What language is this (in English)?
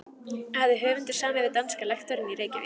Icelandic